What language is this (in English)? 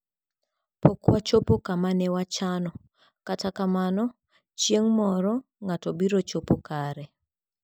Luo (Kenya and Tanzania)